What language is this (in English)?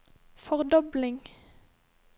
Norwegian